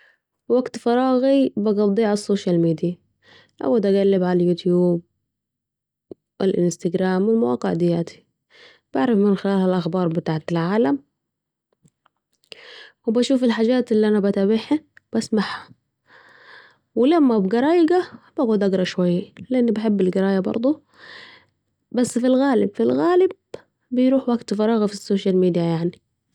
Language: Saidi Arabic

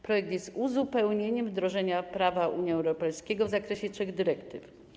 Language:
Polish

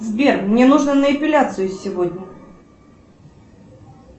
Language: Russian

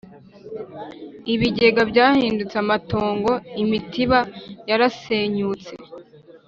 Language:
Kinyarwanda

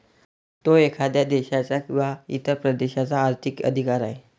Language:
Marathi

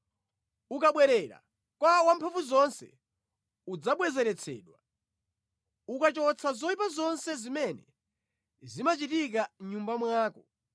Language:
Nyanja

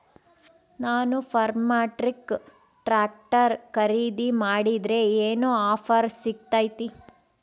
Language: Kannada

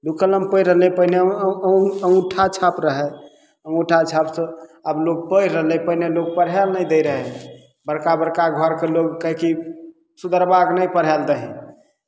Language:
Maithili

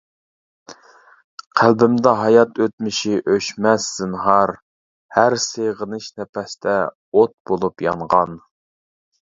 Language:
Uyghur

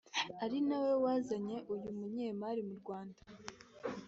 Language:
Kinyarwanda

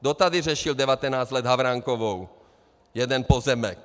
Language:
Czech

